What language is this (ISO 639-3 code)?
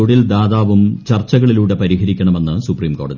mal